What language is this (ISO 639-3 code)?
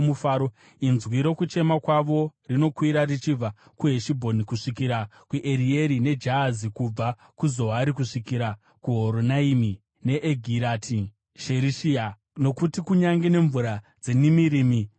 sna